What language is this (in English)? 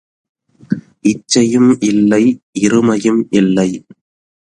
Tamil